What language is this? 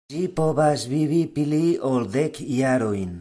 Esperanto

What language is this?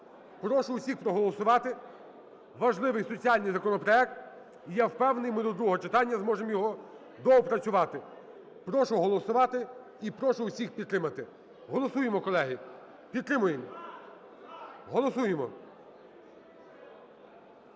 Ukrainian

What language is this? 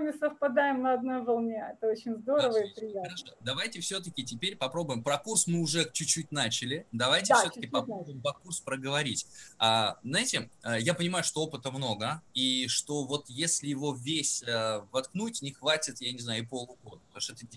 Russian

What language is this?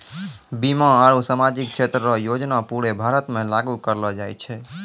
Maithili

